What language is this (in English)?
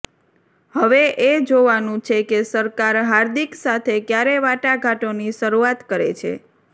Gujarati